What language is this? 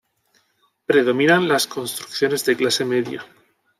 Spanish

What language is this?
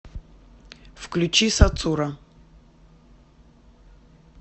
Russian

